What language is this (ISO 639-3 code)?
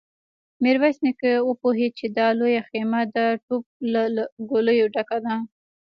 pus